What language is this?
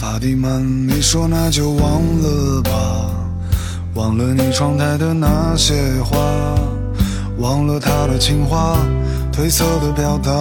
Chinese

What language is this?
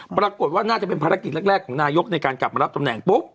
Thai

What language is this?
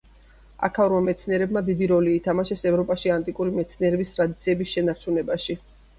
Georgian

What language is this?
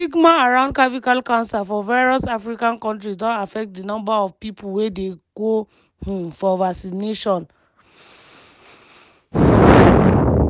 Nigerian Pidgin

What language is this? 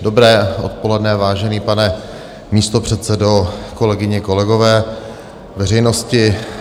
Czech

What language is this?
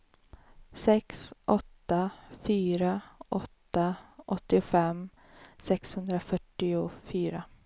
Swedish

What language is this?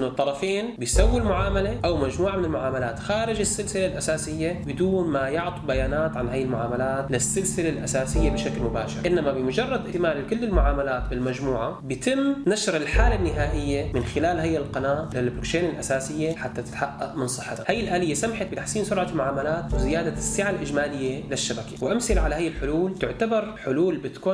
Arabic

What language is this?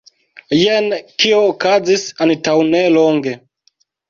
Esperanto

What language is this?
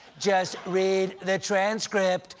English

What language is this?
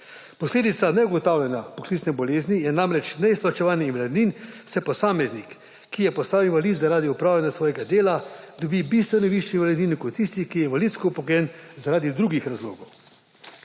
Slovenian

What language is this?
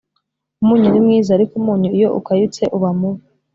Kinyarwanda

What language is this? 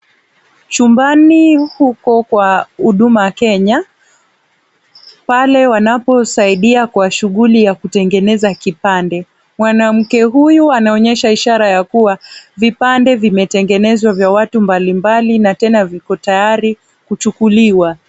Swahili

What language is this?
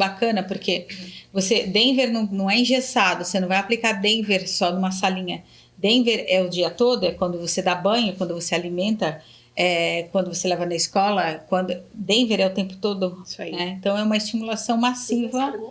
Portuguese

